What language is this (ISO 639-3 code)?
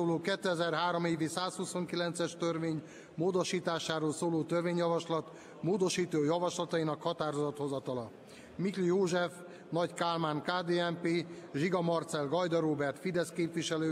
hun